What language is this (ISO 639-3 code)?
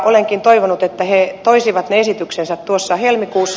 fin